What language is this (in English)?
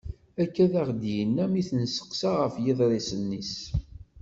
Kabyle